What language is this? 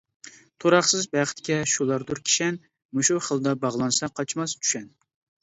Uyghur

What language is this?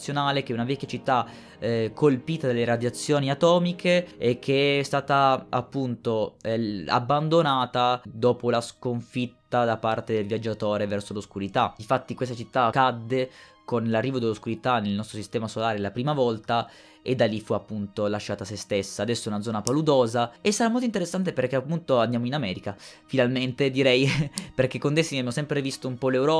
Italian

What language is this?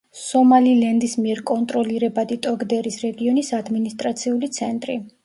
Georgian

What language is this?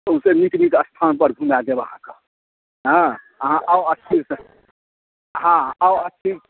Maithili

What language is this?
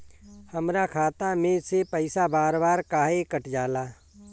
Bhojpuri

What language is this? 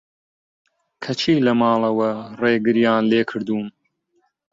Central Kurdish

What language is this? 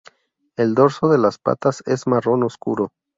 Spanish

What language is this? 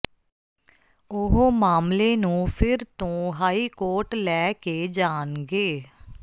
Punjabi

